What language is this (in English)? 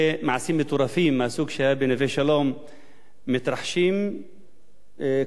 Hebrew